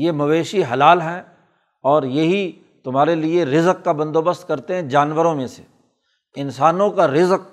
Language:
Urdu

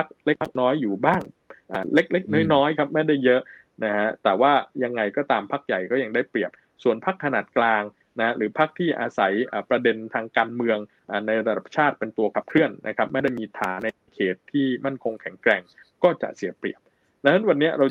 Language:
Thai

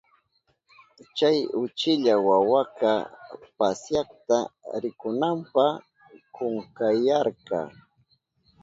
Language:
Southern Pastaza Quechua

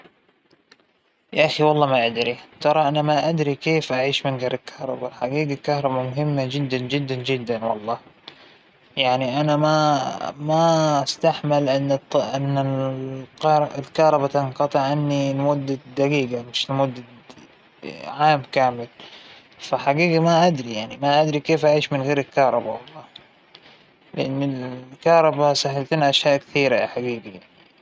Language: Hijazi Arabic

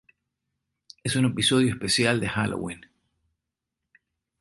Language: Spanish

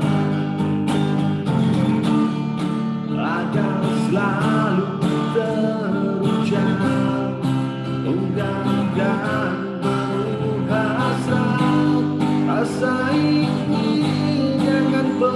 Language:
Indonesian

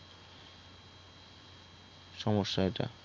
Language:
Bangla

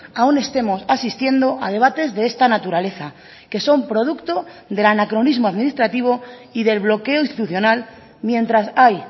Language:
Spanish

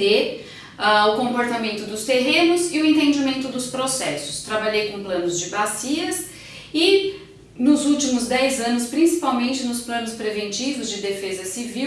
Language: Portuguese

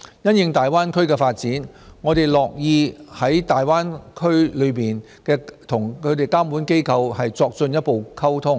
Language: Cantonese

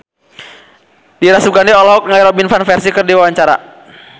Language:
Sundanese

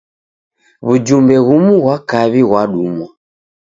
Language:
Taita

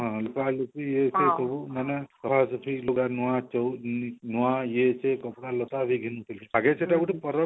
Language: Odia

